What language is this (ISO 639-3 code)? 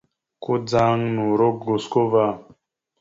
mxu